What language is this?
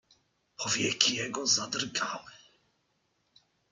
Polish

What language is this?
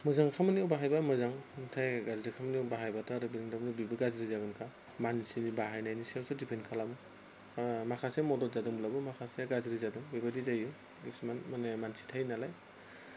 Bodo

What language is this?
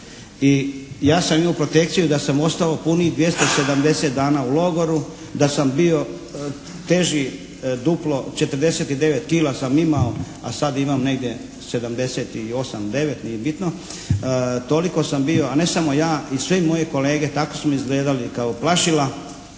Croatian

